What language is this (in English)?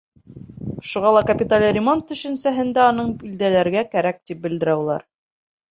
Bashkir